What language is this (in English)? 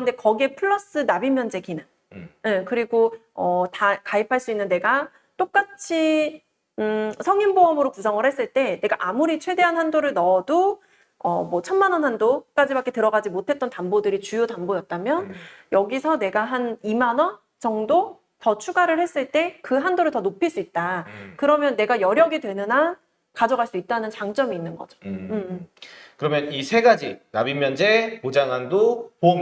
Korean